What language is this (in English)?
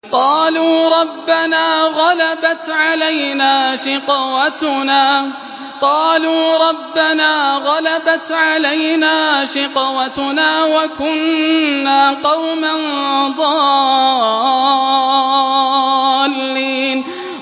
Arabic